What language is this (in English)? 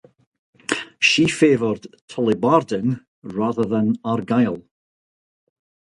English